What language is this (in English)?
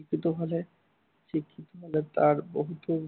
Assamese